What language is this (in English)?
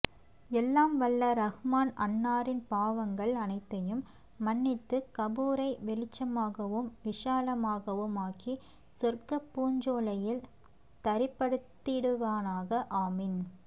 Tamil